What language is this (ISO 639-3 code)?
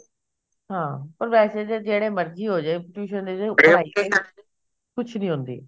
pan